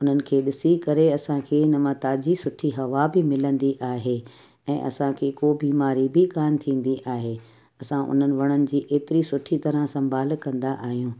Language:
Sindhi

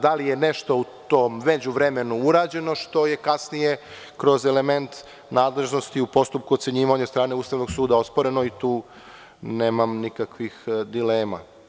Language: Serbian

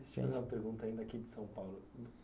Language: Portuguese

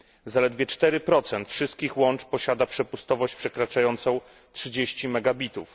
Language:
Polish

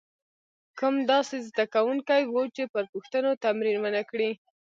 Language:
Pashto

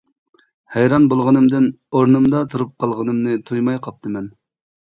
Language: Uyghur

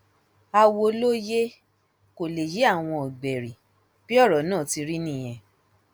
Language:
Yoruba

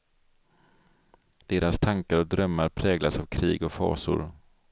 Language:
Swedish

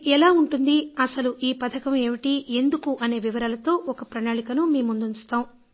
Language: Telugu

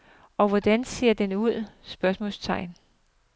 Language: Danish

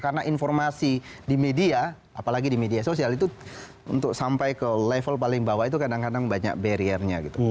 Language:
Indonesian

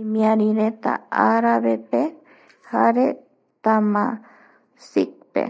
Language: Eastern Bolivian Guaraní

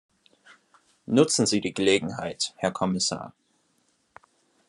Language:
German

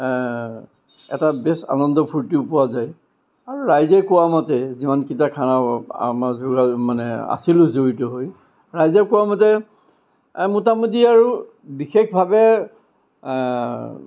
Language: Assamese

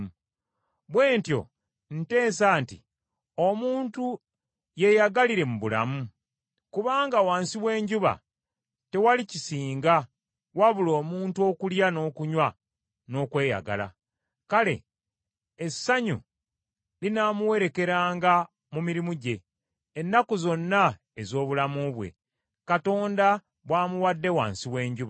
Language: Ganda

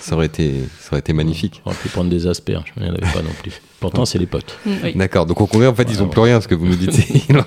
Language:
French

